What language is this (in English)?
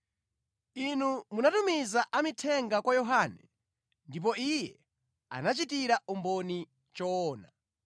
Nyanja